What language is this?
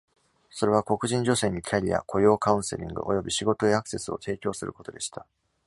Japanese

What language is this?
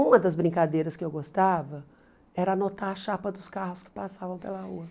Portuguese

